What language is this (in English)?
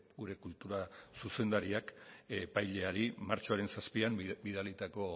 Basque